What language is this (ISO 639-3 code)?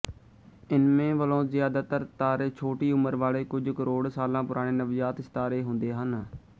pan